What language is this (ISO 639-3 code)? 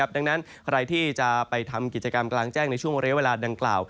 tha